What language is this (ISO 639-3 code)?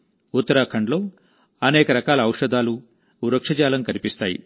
tel